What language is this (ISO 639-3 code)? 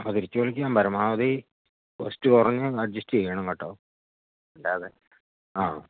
mal